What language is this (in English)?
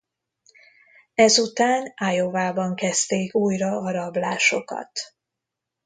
Hungarian